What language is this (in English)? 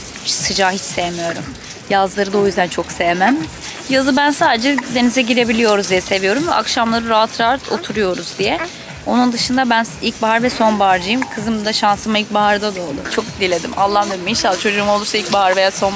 Turkish